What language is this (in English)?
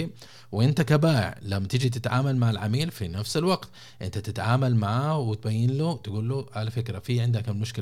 Arabic